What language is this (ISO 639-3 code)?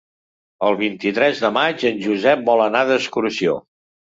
cat